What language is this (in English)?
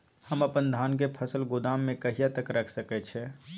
Maithili